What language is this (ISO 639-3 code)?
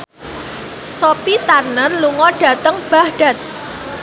jav